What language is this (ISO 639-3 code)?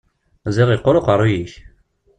kab